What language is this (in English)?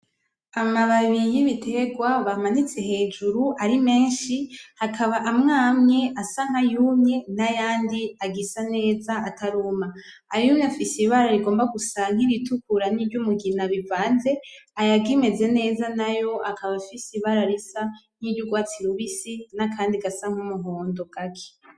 Rundi